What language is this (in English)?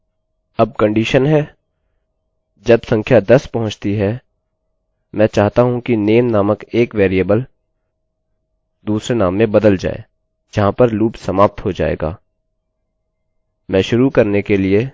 Hindi